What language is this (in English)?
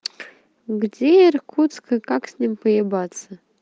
Russian